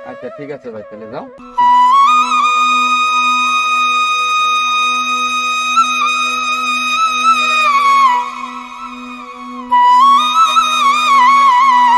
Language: Indonesian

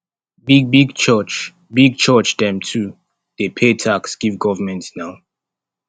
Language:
Nigerian Pidgin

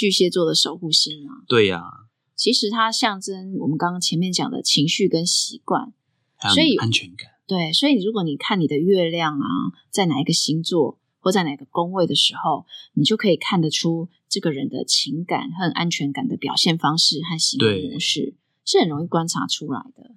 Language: Chinese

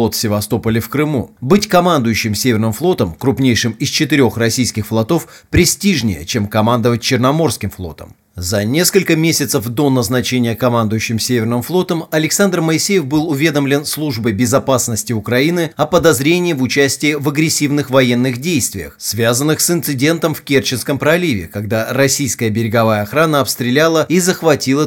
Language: Russian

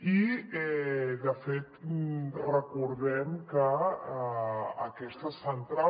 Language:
Catalan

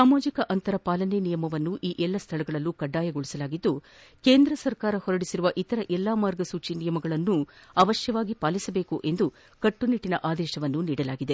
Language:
Kannada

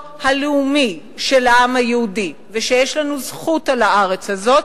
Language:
Hebrew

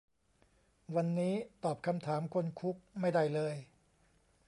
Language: Thai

